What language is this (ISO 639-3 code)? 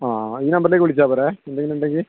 mal